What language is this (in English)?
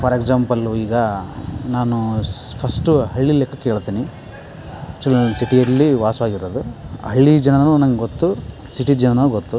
Kannada